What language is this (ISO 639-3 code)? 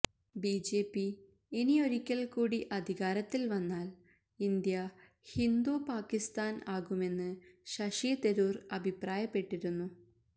mal